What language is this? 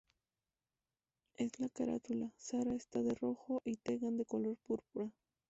Spanish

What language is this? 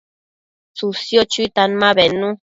Matsés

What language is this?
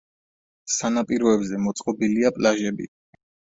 Georgian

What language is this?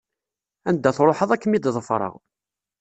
Kabyle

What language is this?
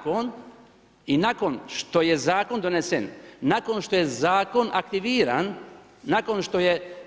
Croatian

